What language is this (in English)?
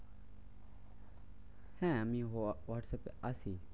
Bangla